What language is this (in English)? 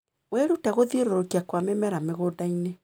Kikuyu